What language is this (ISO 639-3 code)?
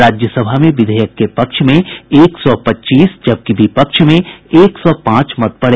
hin